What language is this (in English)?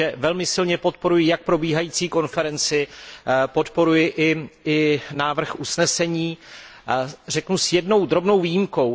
Czech